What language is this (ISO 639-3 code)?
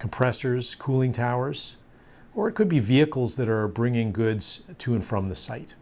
eng